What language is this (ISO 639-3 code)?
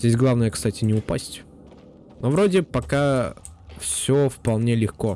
rus